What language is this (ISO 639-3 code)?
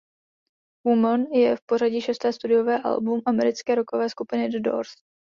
ces